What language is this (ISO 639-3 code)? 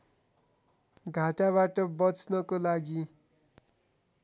nep